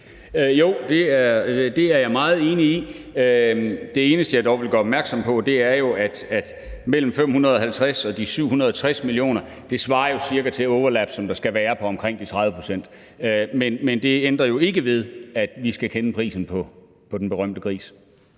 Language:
Danish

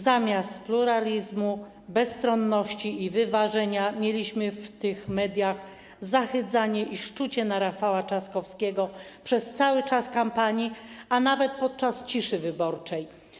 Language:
Polish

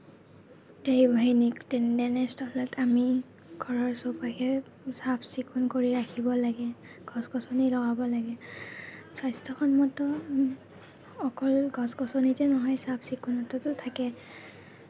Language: Assamese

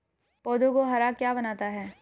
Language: Hindi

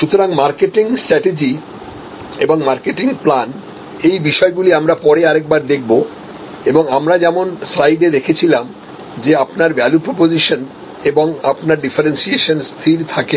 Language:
Bangla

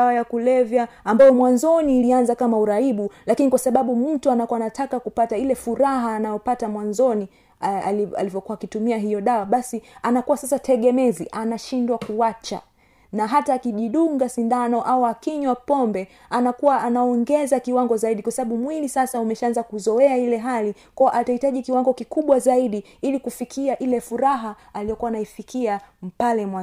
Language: Swahili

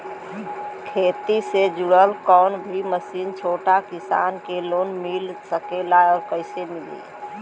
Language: Bhojpuri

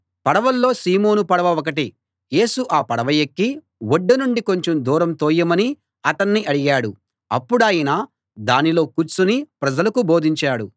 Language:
Telugu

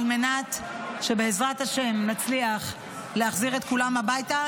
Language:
Hebrew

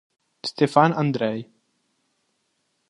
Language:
Italian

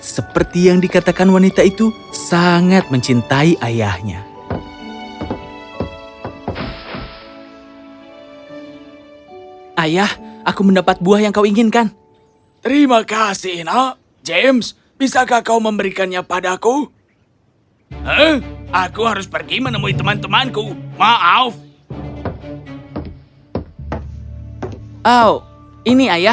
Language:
Indonesian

